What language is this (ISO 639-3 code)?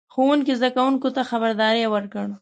pus